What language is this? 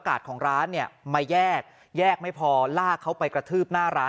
Thai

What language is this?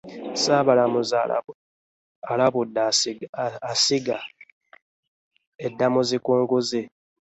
Ganda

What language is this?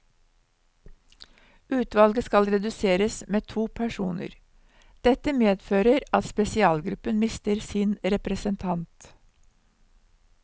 Norwegian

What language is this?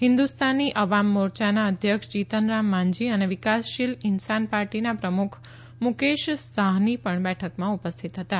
Gujarati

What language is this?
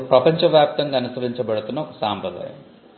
Telugu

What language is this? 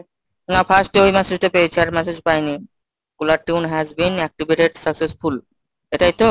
Bangla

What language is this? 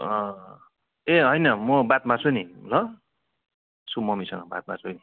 Nepali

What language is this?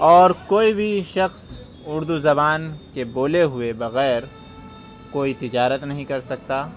Urdu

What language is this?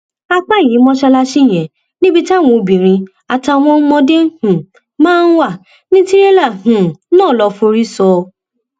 Yoruba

